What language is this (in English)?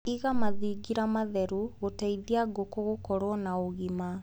Kikuyu